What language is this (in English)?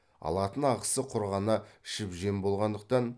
Kazakh